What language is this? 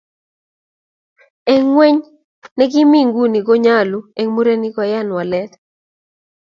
Kalenjin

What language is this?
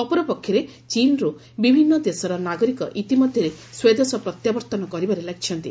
Odia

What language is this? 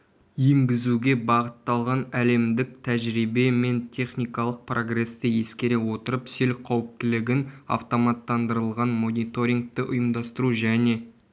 Kazakh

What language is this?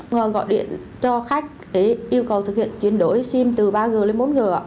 Vietnamese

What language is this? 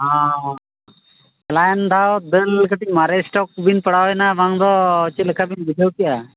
Santali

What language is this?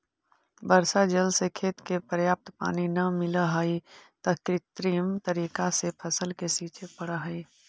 Magahi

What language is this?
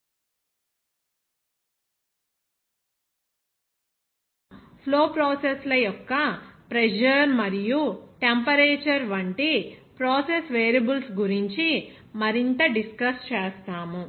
Telugu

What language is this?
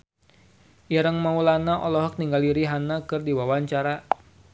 Sundanese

